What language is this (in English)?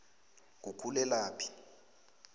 South Ndebele